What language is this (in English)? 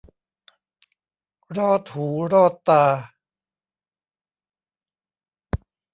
Thai